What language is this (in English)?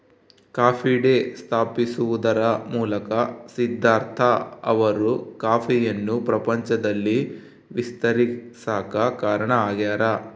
Kannada